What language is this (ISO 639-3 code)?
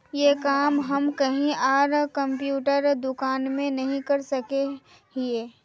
mag